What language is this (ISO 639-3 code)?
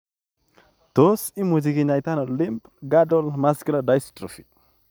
kln